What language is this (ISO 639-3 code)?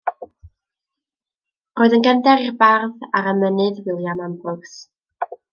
cym